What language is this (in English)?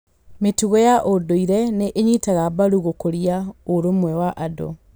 Kikuyu